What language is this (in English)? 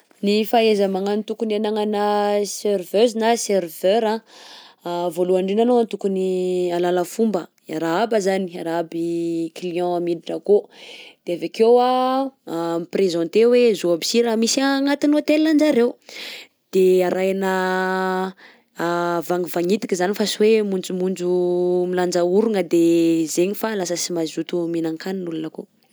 Southern Betsimisaraka Malagasy